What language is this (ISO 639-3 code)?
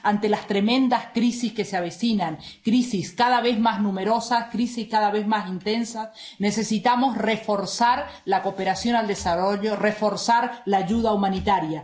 spa